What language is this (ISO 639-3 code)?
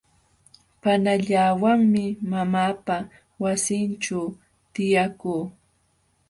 qxw